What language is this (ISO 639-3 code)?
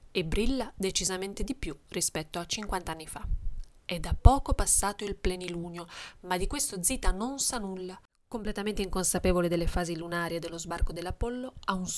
ita